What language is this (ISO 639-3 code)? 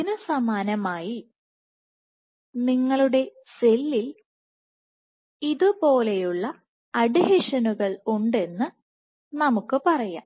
mal